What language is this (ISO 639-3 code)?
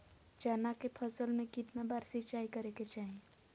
mag